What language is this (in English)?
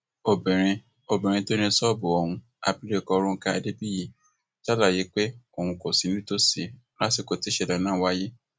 Yoruba